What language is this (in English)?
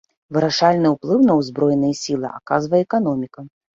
Belarusian